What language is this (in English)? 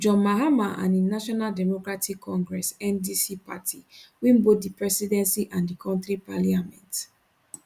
Nigerian Pidgin